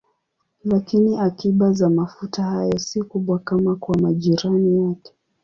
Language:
Swahili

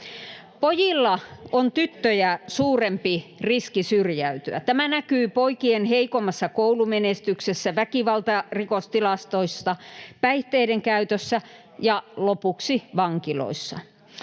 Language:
Finnish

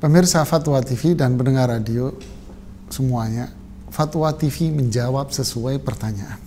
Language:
Indonesian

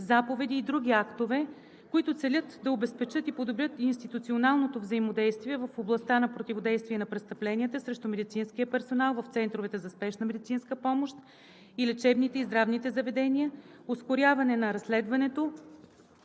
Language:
Bulgarian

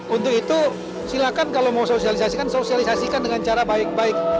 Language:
Indonesian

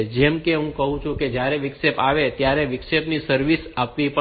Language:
Gujarati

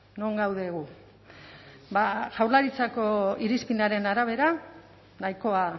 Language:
Basque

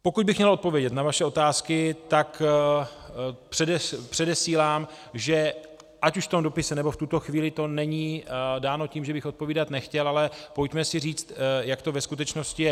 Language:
Czech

